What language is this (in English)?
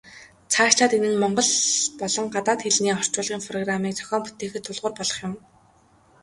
Mongolian